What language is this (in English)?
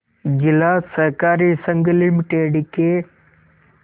Hindi